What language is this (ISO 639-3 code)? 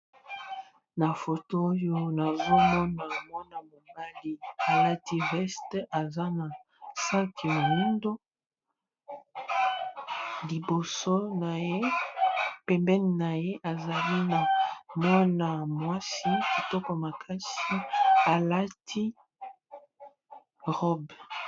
lin